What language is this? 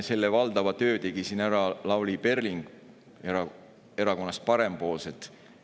Estonian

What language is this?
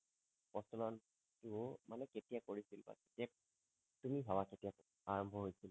Assamese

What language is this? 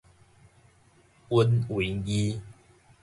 Min Nan Chinese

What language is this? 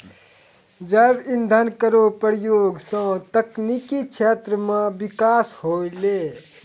Maithili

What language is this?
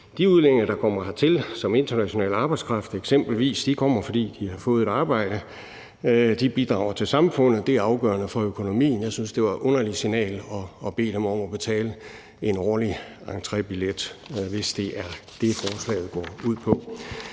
Danish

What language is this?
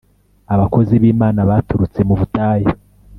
Kinyarwanda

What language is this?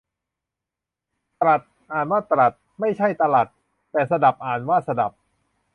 Thai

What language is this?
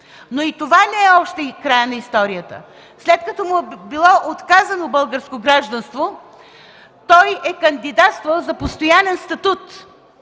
Bulgarian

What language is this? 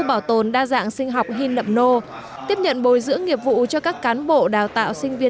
Vietnamese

